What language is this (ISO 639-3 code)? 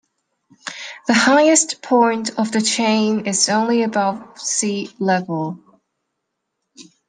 eng